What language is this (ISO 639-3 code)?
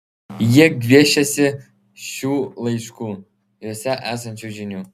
lit